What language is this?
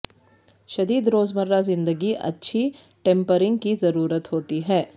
Urdu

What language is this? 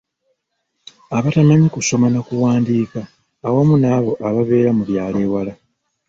Ganda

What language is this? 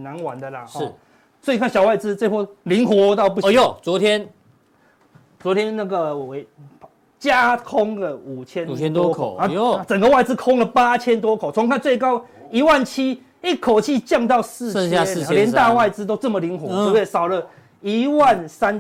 Chinese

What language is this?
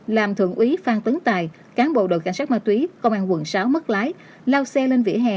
Vietnamese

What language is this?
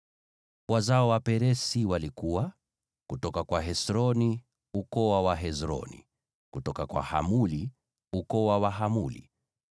Swahili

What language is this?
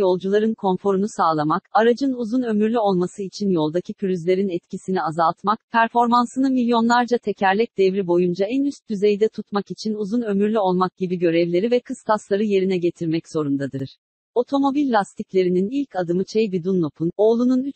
Turkish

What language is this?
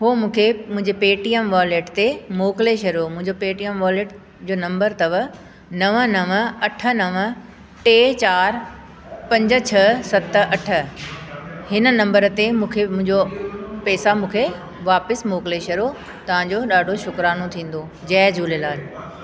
Sindhi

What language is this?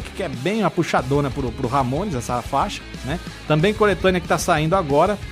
Portuguese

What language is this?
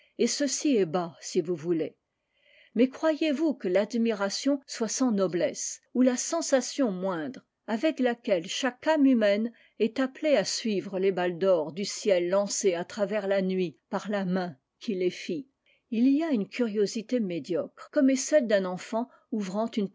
French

